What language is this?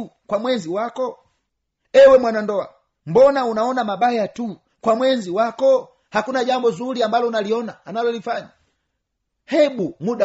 Swahili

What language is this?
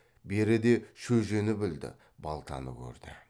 Kazakh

